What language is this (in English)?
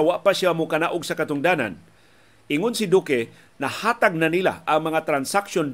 Filipino